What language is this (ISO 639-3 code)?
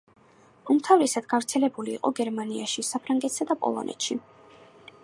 kat